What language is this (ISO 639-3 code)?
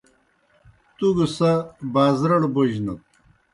plk